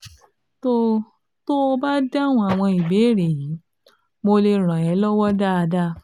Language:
Yoruba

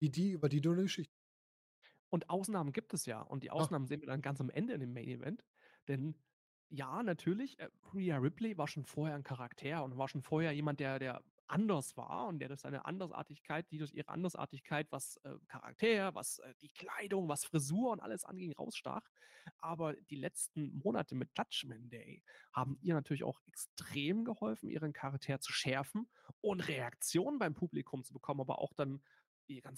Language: German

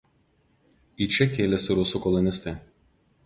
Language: Lithuanian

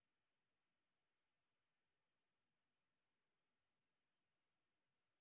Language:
Russian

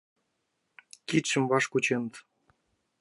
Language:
Mari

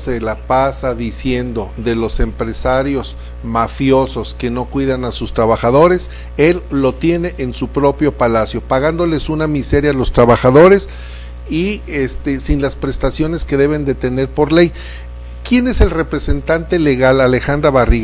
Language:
Spanish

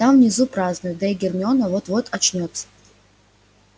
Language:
Russian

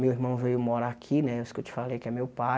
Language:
Portuguese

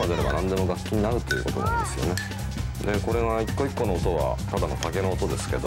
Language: Japanese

